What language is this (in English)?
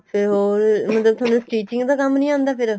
Punjabi